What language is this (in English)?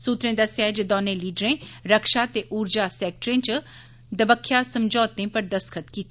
Dogri